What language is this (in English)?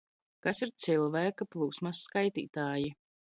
Latvian